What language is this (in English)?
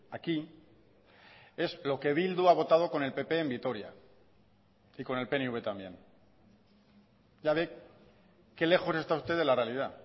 Spanish